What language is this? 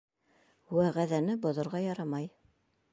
Bashkir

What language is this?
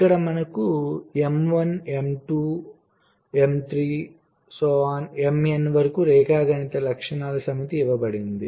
Telugu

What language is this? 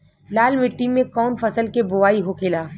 Bhojpuri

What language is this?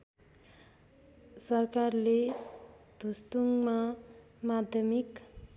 Nepali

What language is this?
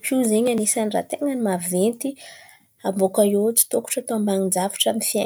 Antankarana Malagasy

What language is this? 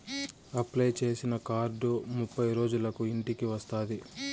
Telugu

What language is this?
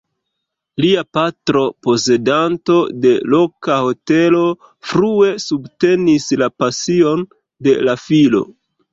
Esperanto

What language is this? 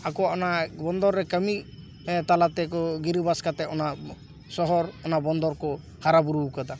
Santali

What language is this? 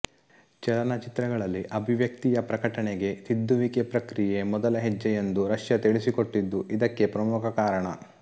Kannada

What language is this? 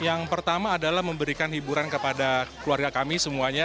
Indonesian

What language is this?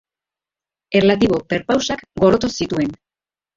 Basque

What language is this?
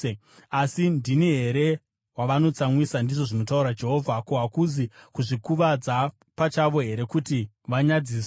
Shona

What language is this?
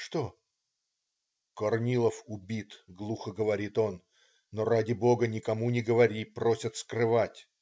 Russian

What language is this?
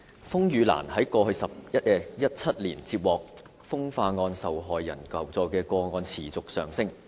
Cantonese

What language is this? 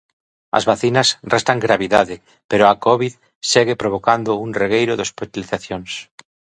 Galician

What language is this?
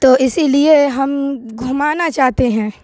Urdu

